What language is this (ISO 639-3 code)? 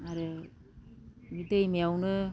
brx